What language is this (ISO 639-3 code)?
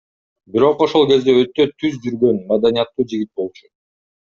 kir